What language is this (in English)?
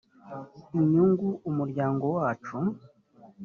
Kinyarwanda